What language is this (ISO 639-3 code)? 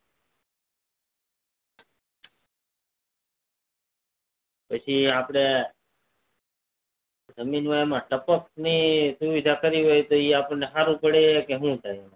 guj